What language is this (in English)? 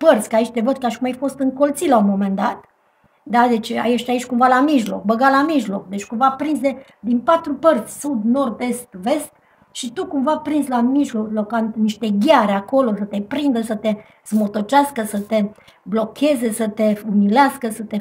Romanian